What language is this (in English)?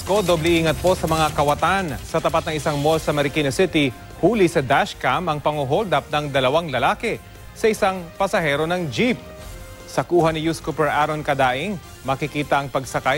Filipino